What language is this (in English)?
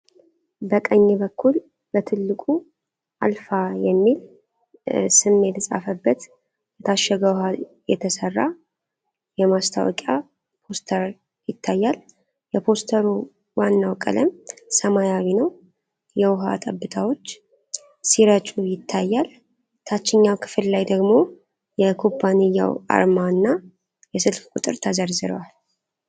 Amharic